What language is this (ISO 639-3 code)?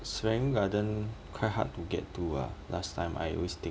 eng